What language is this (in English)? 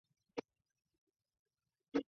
Chinese